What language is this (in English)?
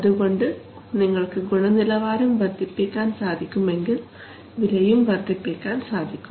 Malayalam